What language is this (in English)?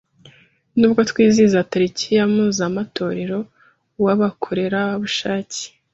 Kinyarwanda